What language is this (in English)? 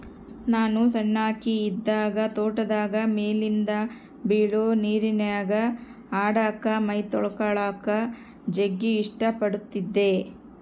Kannada